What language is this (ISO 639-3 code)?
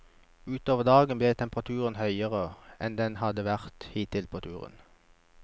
nor